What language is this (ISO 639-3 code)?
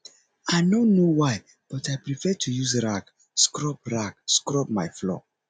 pcm